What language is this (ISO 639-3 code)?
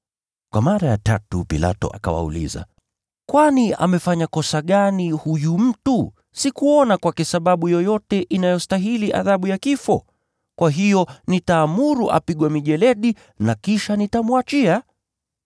swa